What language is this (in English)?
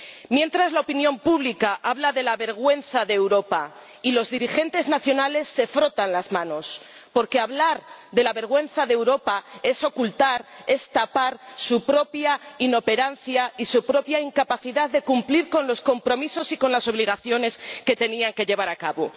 Spanish